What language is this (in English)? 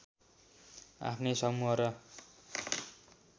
Nepali